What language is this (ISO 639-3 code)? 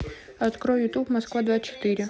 rus